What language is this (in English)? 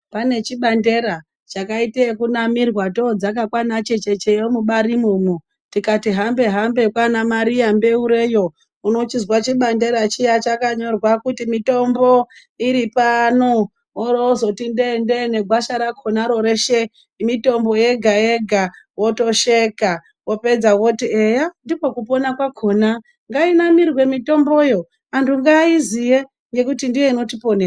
Ndau